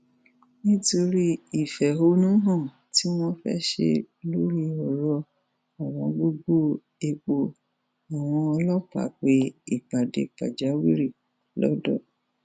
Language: Yoruba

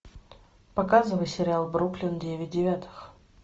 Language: Russian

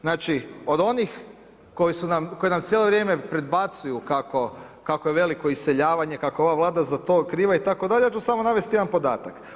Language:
Croatian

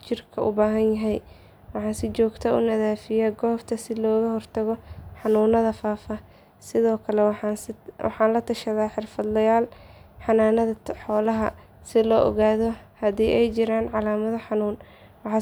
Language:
Somali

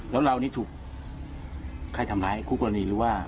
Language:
Thai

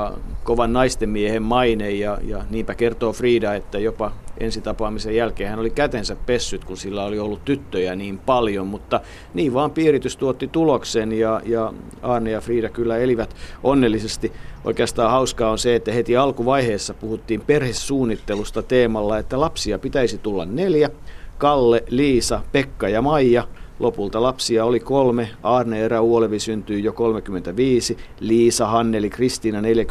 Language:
Finnish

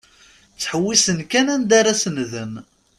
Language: Kabyle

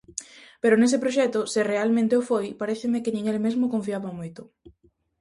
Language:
Galician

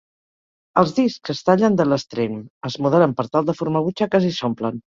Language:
Catalan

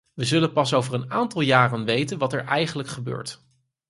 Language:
Dutch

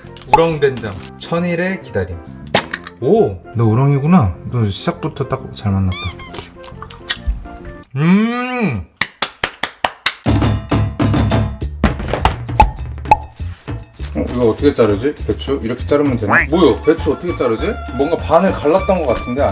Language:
Korean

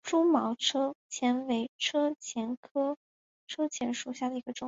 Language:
Chinese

